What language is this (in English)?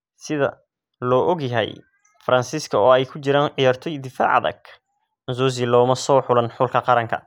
Somali